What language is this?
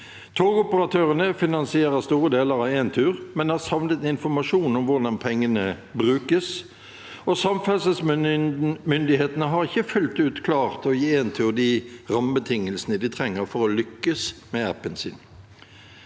Norwegian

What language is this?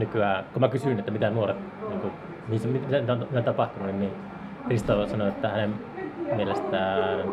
Finnish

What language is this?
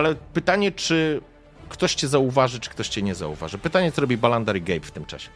Polish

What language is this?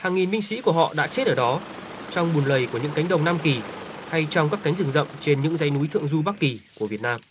Vietnamese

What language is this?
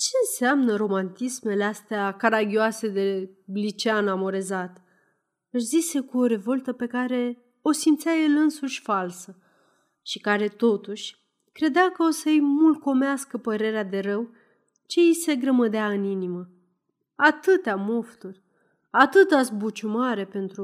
Romanian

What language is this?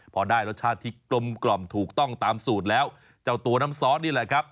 Thai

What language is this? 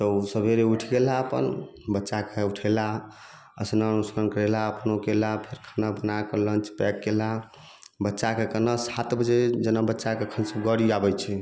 Maithili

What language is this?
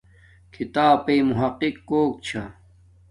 Domaaki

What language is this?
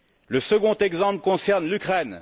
French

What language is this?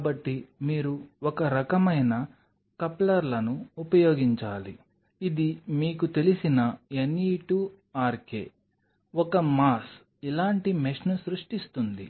Telugu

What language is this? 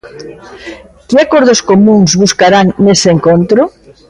Galician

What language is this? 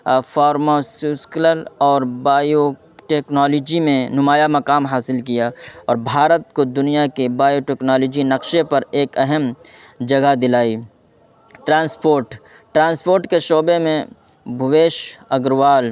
Urdu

